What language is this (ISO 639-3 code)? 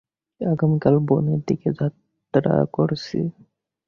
ben